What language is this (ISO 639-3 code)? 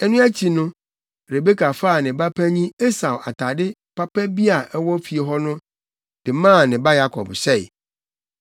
aka